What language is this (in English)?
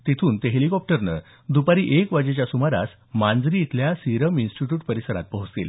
Marathi